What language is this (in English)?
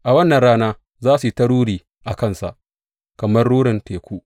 Hausa